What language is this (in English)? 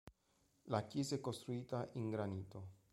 Italian